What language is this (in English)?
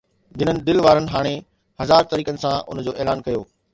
Sindhi